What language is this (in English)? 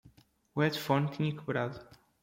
Portuguese